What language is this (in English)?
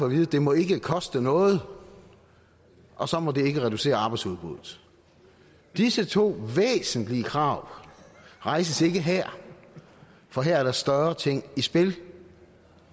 Danish